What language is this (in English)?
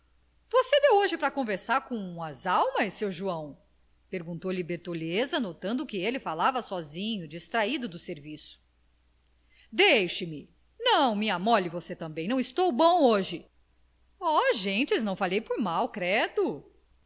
Portuguese